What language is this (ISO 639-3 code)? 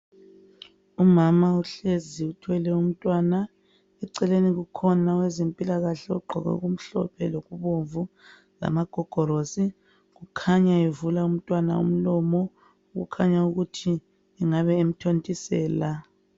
nde